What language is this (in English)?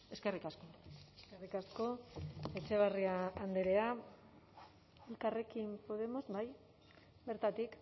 Basque